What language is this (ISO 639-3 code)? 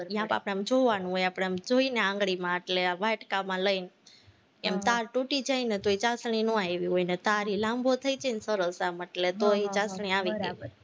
guj